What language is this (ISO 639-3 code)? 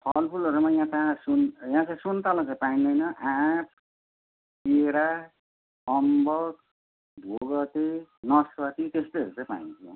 nep